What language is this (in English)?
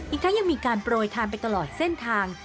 Thai